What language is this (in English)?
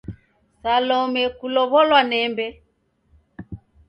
Taita